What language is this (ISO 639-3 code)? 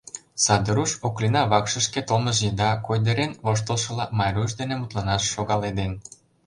chm